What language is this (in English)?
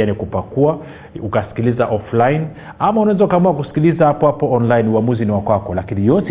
Swahili